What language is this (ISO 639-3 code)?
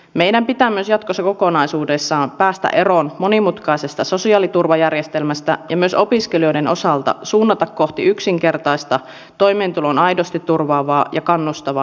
fin